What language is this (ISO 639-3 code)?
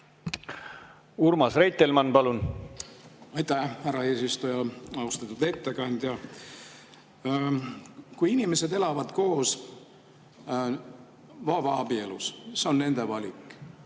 est